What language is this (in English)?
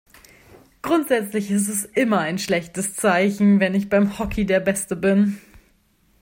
German